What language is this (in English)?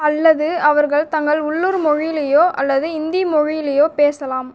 Tamil